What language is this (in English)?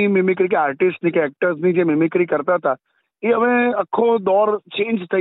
Gujarati